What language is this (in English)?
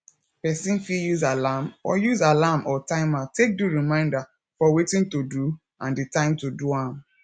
Nigerian Pidgin